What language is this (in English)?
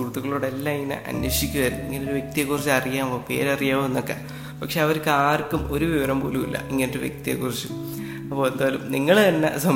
Malayalam